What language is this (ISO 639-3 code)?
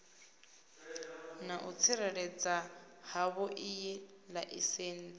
ven